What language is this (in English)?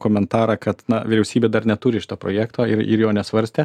Lithuanian